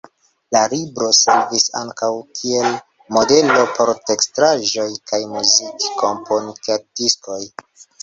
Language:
Esperanto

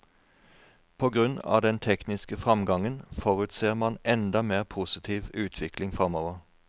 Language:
Norwegian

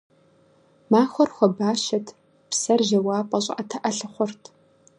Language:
Kabardian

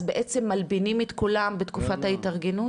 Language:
Hebrew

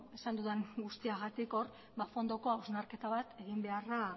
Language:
Basque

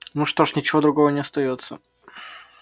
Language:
Russian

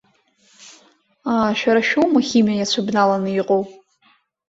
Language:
Abkhazian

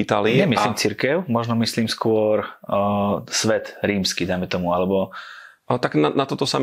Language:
Slovak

